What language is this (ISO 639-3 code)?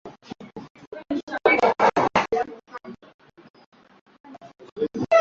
swa